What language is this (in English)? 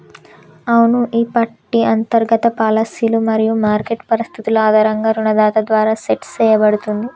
Telugu